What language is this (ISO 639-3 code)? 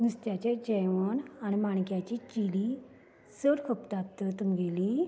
kok